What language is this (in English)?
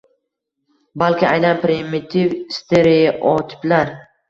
Uzbek